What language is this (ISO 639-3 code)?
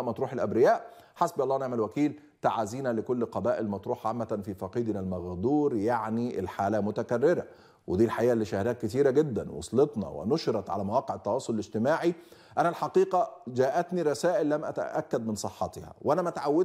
ara